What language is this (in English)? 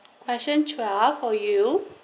English